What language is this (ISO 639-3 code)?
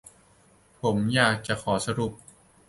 tha